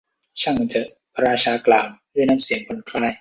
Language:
Thai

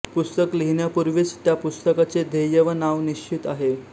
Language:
Marathi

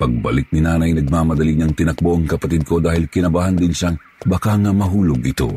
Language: Filipino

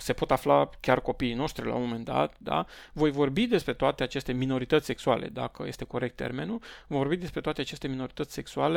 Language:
Romanian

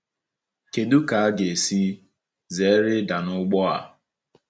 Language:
Igbo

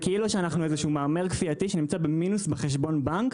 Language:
Hebrew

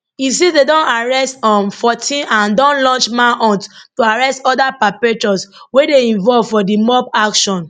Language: Nigerian Pidgin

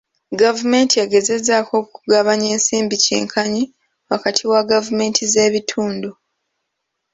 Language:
Ganda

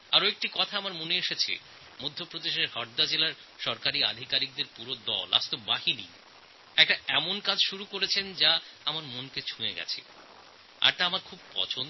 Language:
Bangla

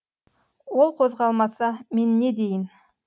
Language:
Kazakh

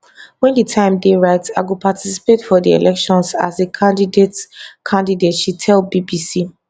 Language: Nigerian Pidgin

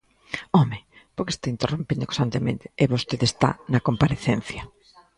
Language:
Galician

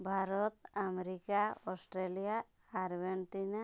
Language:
Odia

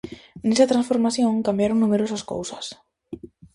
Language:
Galician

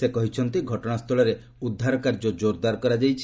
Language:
Odia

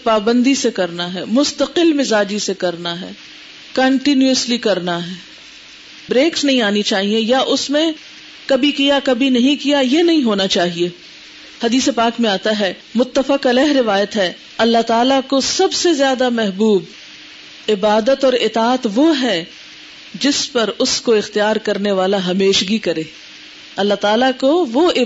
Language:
Urdu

